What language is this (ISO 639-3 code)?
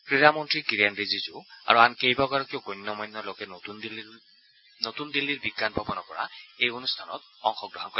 asm